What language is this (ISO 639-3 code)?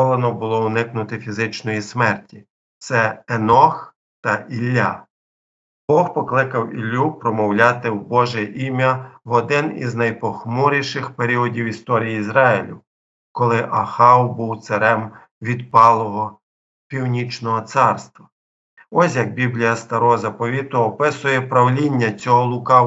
ukr